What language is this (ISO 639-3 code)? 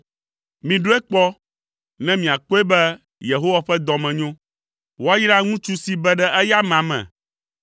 ewe